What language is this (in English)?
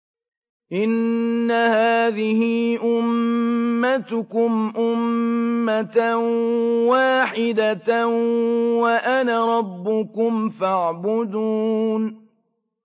Arabic